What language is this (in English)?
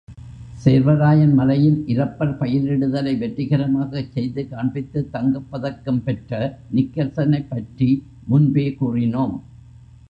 Tamil